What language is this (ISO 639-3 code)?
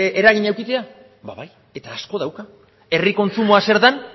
eus